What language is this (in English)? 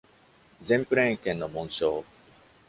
Japanese